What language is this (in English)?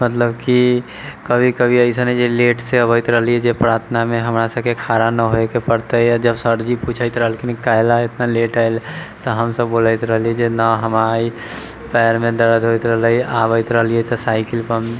Maithili